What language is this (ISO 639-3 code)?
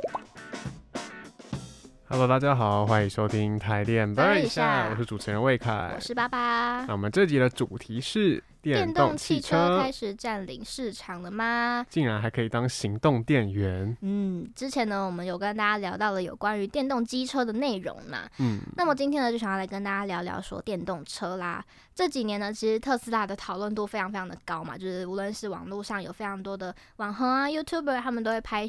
zho